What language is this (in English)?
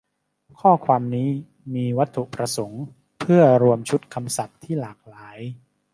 Thai